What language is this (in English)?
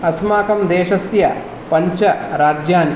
Sanskrit